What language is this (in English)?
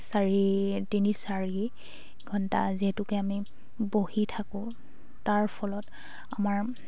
Assamese